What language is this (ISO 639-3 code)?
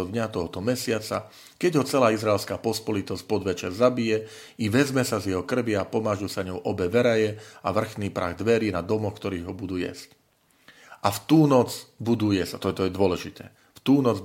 slk